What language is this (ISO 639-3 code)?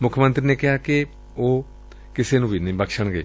pan